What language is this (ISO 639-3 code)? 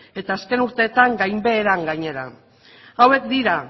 eus